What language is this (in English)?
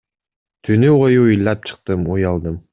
Kyrgyz